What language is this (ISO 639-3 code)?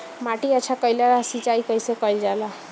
bho